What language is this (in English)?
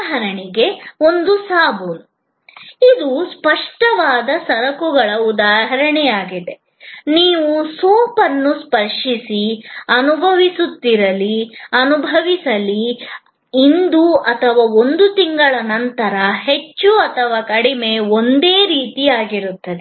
Kannada